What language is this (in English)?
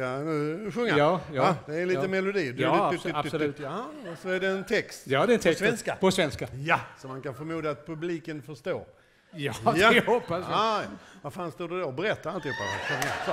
Swedish